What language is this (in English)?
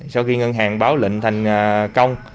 Vietnamese